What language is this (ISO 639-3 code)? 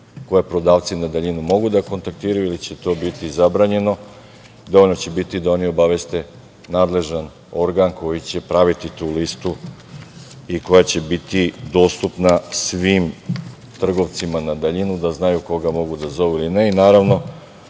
srp